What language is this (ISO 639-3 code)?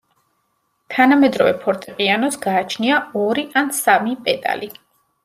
kat